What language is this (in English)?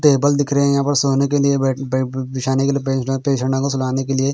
Hindi